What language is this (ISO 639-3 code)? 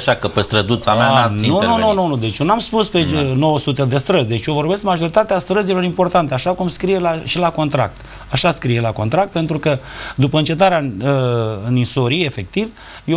ron